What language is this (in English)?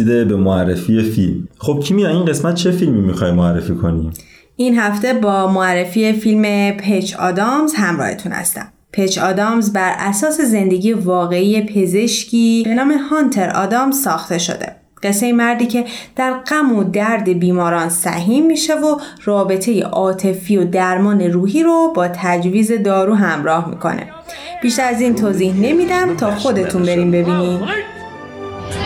Persian